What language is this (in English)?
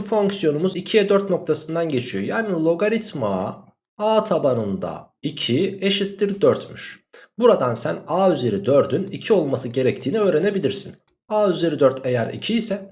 Turkish